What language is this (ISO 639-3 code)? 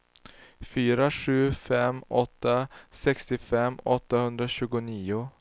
swe